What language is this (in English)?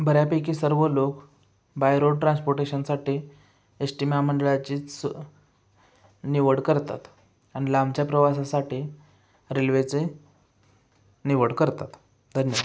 Marathi